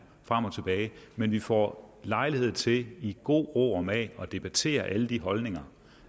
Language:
Danish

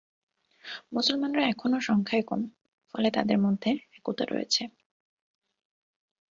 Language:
Bangla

